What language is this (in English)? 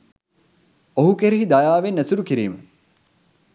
Sinhala